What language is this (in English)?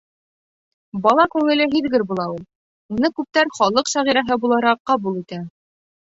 Bashkir